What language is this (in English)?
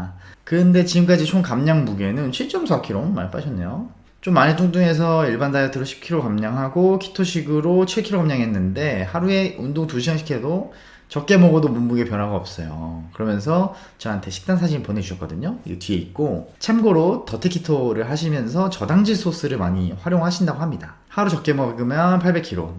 Korean